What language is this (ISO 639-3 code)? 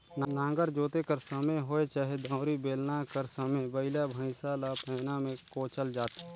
hne